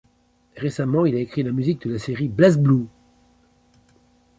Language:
French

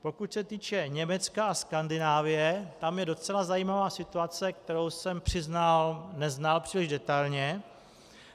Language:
Czech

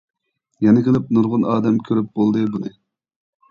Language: Uyghur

